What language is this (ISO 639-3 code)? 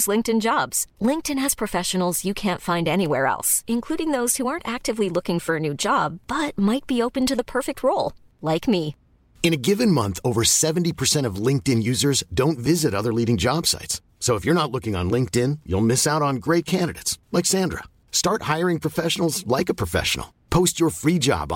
fil